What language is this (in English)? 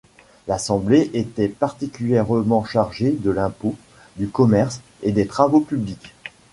French